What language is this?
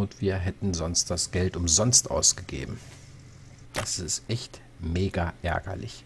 German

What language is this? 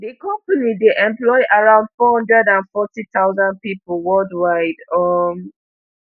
Nigerian Pidgin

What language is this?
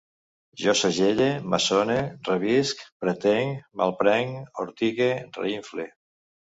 Catalan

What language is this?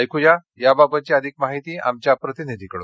Marathi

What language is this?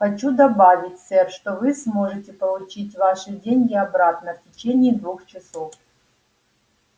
Russian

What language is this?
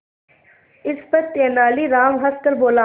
Hindi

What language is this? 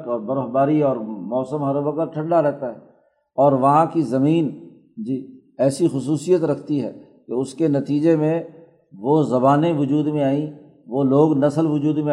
Urdu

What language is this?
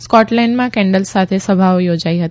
Gujarati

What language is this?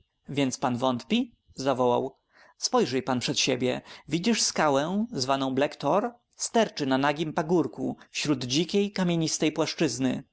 Polish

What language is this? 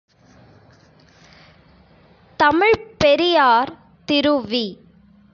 Tamil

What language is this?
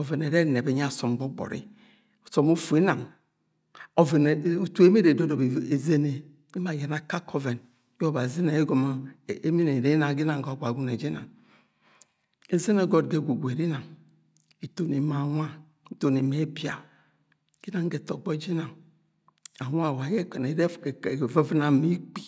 Agwagwune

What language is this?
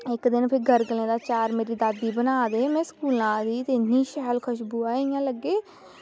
Dogri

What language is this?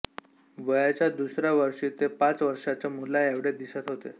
Marathi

